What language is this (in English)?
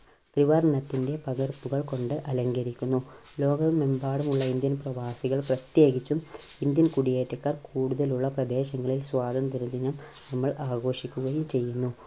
Malayalam